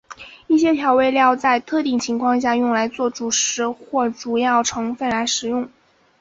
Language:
Chinese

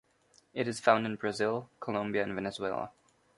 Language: English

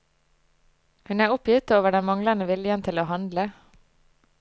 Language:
Norwegian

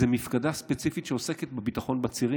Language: Hebrew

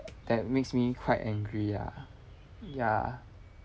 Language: English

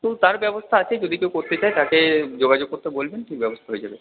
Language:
Bangla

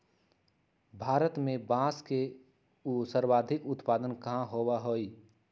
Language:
Magahi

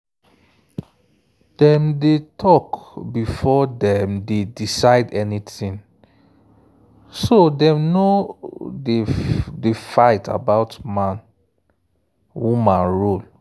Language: Nigerian Pidgin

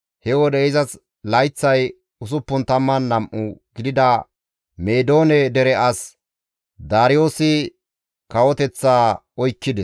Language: Gamo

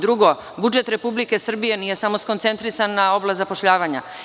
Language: Serbian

